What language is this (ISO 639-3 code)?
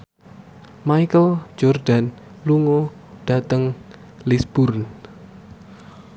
jav